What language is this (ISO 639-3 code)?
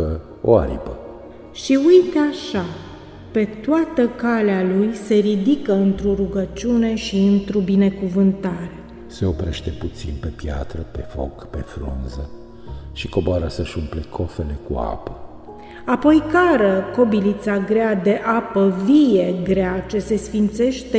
ron